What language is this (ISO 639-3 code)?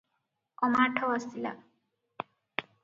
ori